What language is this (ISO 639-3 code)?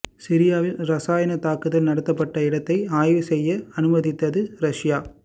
tam